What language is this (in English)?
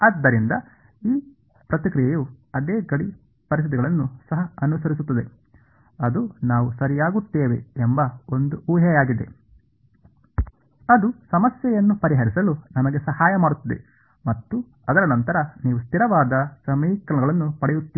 Kannada